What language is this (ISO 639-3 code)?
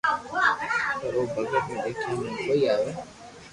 lrk